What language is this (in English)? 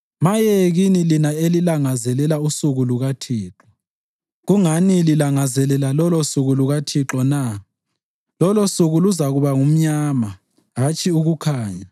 North Ndebele